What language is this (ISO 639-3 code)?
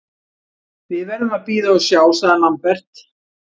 isl